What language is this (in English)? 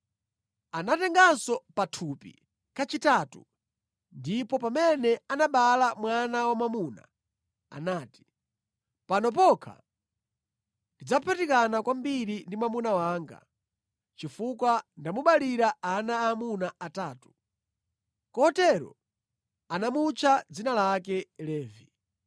Nyanja